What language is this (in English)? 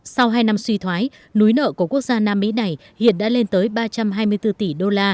Vietnamese